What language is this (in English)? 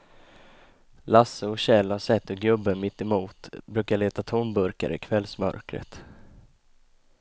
Swedish